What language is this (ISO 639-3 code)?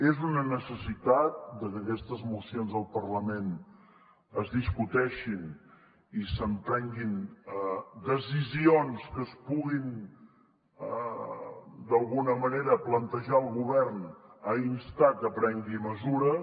cat